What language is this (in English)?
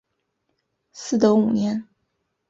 Chinese